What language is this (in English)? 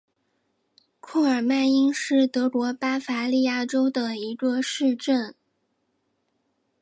Chinese